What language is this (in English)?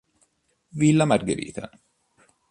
Italian